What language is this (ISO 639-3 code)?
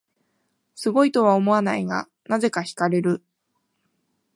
jpn